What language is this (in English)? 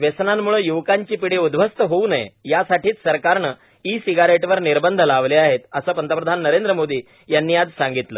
Marathi